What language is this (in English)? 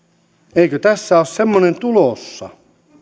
Finnish